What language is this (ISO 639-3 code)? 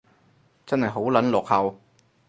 yue